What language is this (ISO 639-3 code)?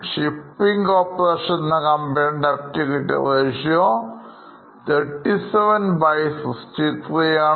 mal